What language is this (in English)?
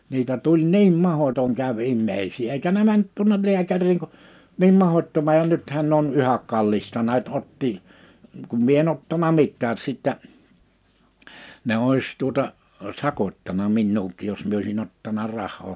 Finnish